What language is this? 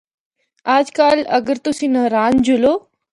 Northern Hindko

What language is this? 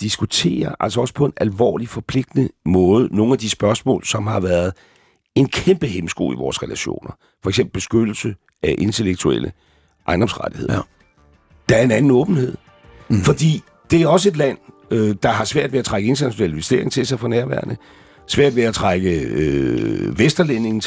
Danish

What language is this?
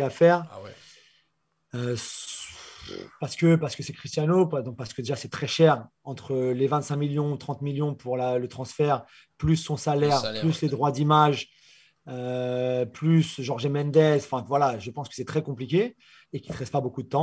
French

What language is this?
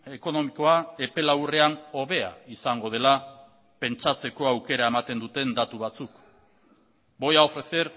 Basque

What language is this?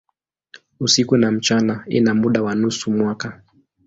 Swahili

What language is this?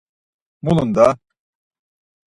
Laz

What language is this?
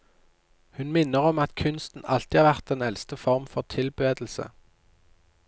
Norwegian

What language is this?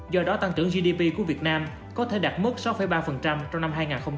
Vietnamese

